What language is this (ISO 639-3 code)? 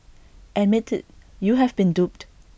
eng